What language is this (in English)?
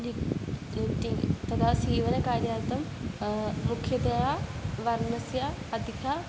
Sanskrit